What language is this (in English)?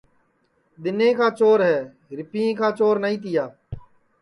Sansi